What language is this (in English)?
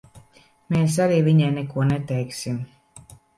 Latvian